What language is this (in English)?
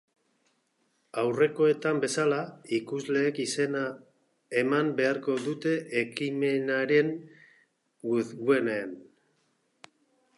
Basque